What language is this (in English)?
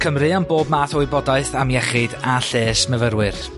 Welsh